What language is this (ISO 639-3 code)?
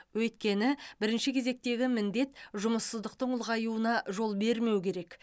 kaz